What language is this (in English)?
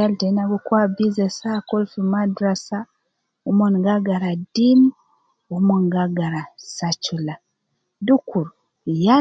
Nubi